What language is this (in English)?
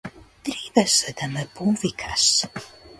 Macedonian